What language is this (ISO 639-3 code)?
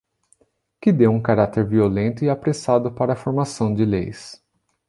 por